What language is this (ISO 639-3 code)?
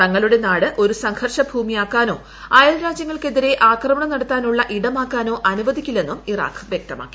mal